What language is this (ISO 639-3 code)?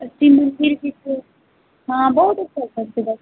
mai